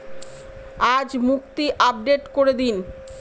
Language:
Bangla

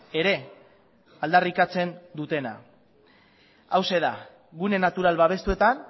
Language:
Basque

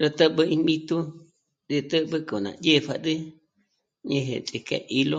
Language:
Michoacán Mazahua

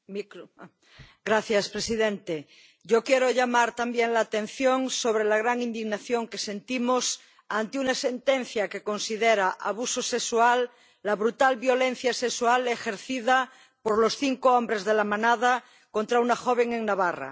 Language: Spanish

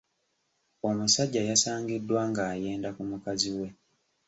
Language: Ganda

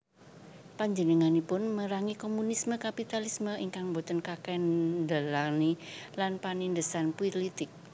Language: Javanese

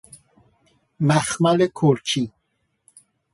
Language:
Persian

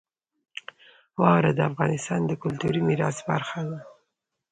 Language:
Pashto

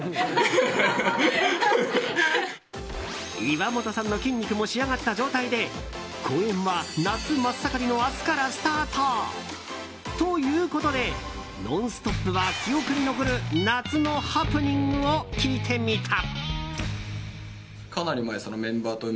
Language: Japanese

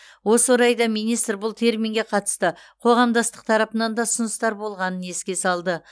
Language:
Kazakh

